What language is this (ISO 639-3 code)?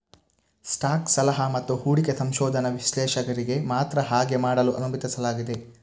kan